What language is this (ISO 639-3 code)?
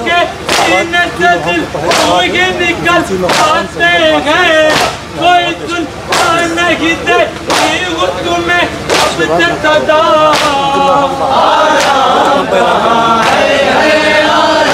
ara